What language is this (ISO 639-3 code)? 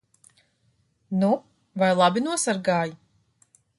lav